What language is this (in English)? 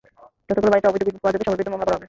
Bangla